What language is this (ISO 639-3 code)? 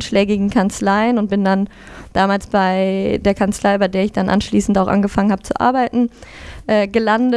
deu